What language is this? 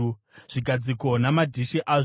Shona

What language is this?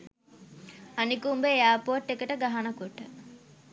Sinhala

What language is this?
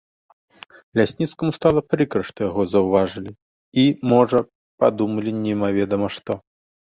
Belarusian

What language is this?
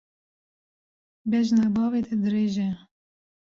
Kurdish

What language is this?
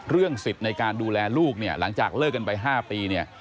Thai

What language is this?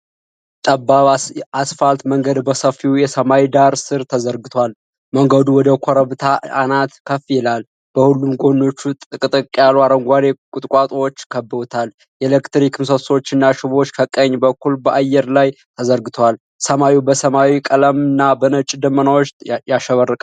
Amharic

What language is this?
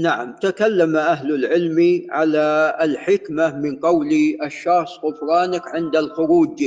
Arabic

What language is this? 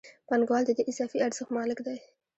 Pashto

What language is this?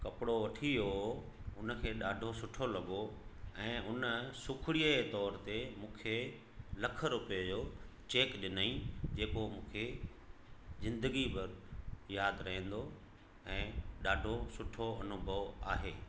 Sindhi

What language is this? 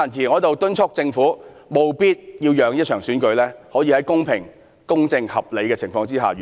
Cantonese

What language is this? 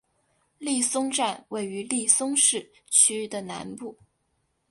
Chinese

